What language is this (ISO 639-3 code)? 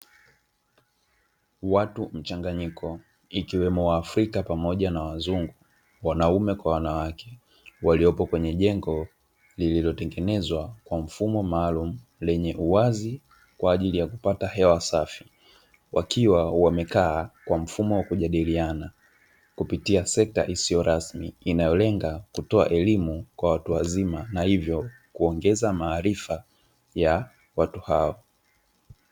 swa